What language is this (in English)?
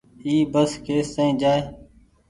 Goaria